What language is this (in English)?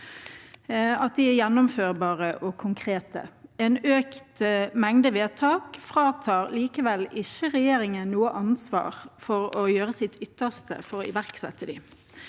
Norwegian